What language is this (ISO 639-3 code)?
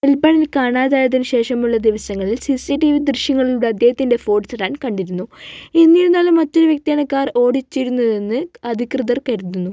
mal